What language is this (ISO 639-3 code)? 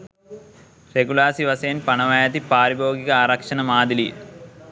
sin